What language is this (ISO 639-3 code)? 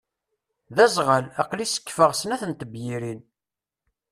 kab